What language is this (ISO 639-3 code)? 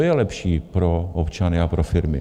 ces